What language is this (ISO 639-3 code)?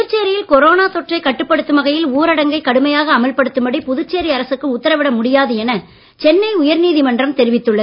tam